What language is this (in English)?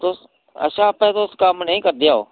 Dogri